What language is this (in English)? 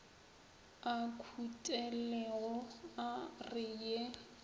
Northern Sotho